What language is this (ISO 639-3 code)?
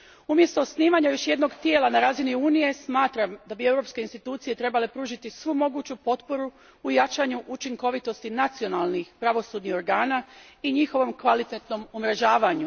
hrv